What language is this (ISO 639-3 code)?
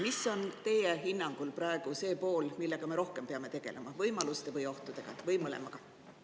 est